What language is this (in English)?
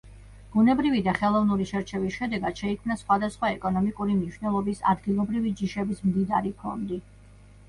Georgian